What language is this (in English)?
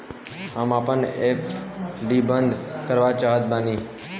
Bhojpuri